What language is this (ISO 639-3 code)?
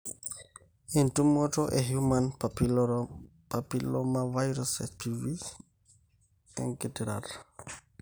mas